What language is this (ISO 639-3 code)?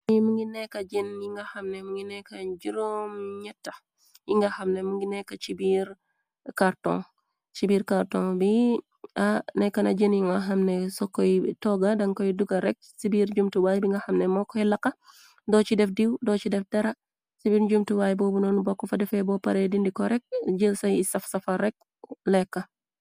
wol